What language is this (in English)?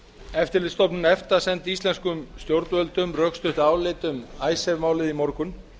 Icelandic